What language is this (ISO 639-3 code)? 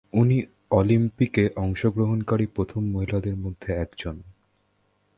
ben